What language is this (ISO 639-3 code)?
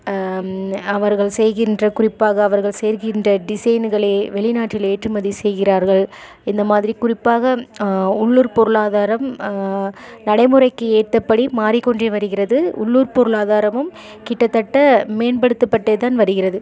tam